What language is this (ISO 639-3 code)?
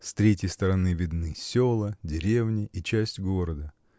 rus